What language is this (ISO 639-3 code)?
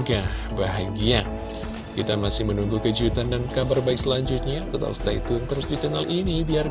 ind